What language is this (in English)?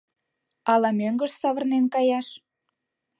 Mari